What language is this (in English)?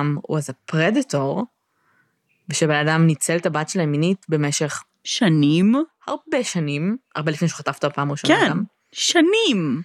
Hebrew